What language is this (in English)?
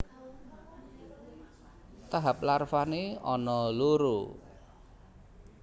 Javanese